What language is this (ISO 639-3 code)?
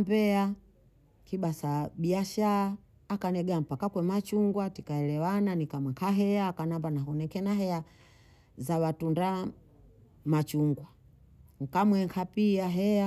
bou